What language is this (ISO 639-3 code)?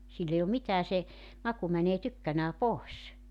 fin